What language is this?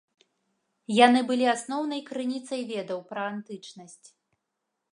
Belarusian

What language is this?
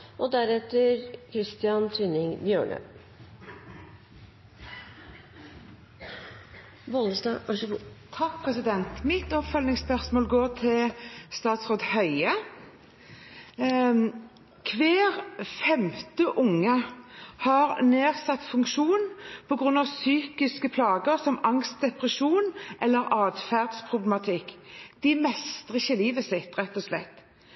Norwegian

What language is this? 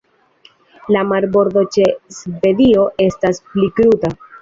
Esperanto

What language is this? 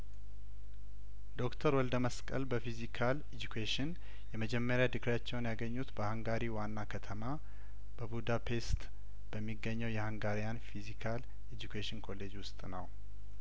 Amharic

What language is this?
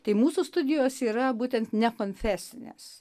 Lithuanian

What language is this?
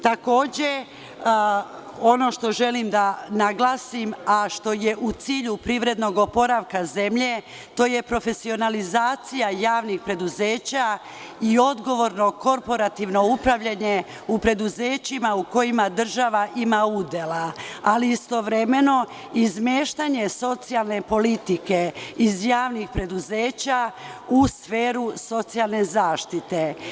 Serbian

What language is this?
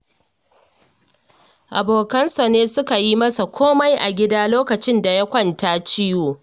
Hausa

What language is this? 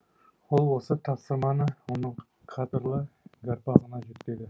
Kazakh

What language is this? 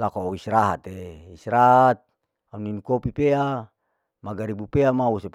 Larike-Wakasihu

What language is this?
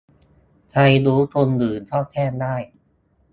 Thai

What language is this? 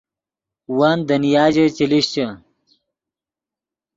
Yidgha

